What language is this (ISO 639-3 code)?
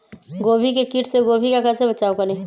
mag